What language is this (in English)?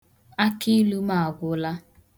Igbo